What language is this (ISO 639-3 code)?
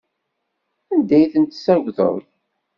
kab